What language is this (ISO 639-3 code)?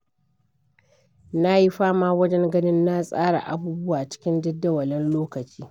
hau